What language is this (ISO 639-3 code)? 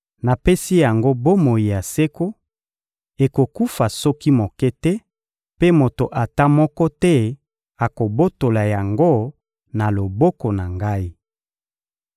lin